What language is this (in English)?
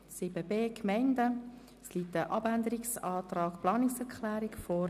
Swiss German